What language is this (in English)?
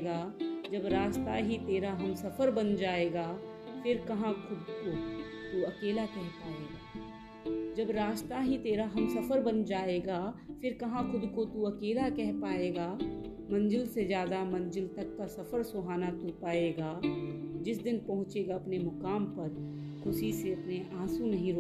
Hindi